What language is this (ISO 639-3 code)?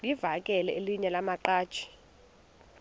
xho